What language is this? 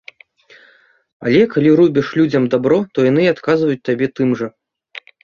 Belarusian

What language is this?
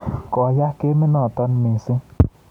Kalenjin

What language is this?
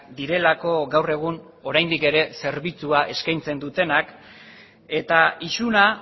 Basque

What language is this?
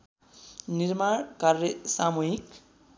Nepali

